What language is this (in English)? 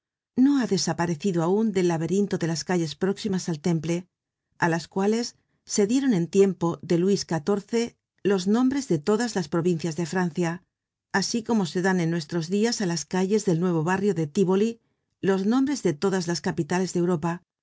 Spanish